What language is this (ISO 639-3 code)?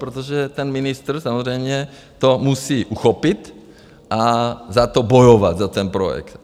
ces